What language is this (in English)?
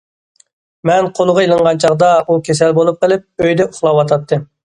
Uyghur